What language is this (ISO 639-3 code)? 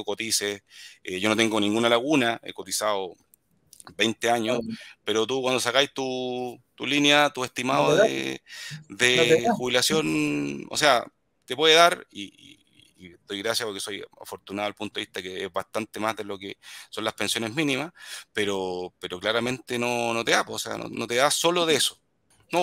spa